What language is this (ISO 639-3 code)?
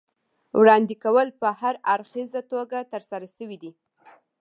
pus